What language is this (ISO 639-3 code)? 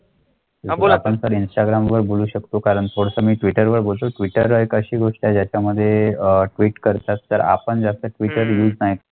mar